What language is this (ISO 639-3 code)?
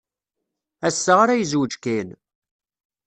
kab